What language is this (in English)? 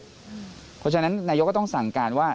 Thai